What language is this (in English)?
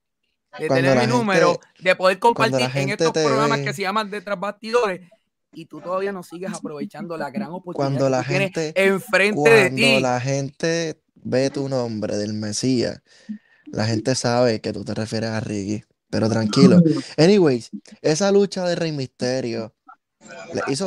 Spanish